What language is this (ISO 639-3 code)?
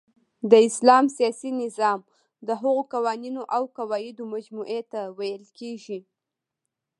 pus